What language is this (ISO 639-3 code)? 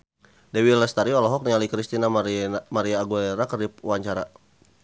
sun